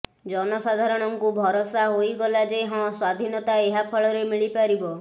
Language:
Odia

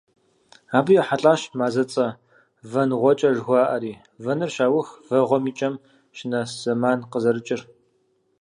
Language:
Kabardian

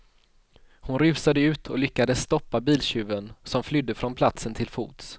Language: Swedish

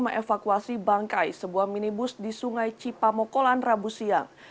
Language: Indonesian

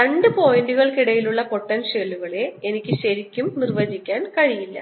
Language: Malayalam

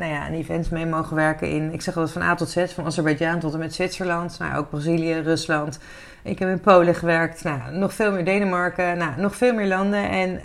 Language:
Dutch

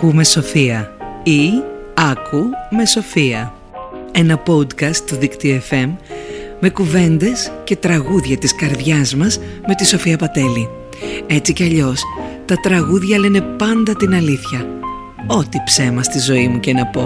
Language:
Greek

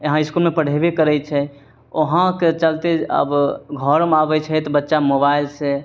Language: Maithili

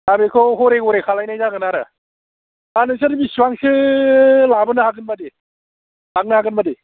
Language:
Bodo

